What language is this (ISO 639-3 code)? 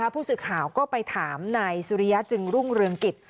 tha